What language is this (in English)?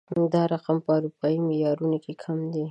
Pashto